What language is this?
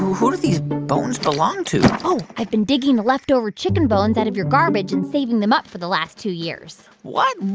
English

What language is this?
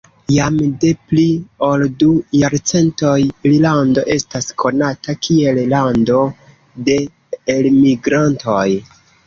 Esperanto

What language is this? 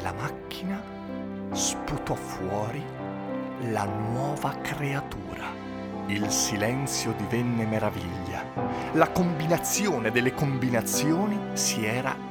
Italian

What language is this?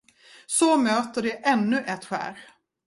Swedish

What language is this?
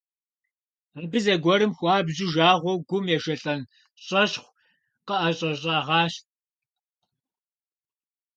Kabardian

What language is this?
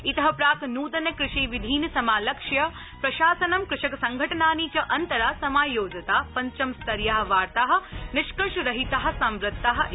Sanskrit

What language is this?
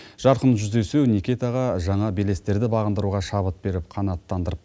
Kazakh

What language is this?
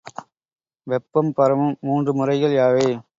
Tamil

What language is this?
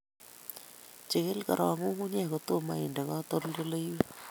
Kalenjin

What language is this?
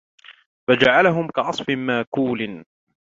Arabic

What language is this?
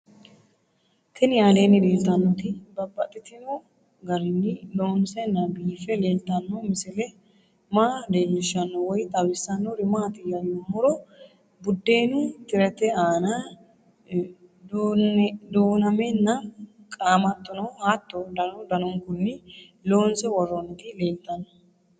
Sidamo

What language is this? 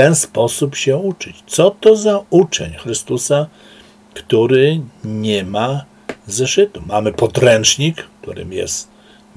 Polish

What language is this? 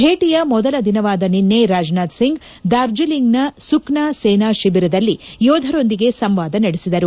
Kannada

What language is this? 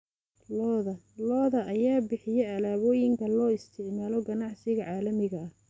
Somali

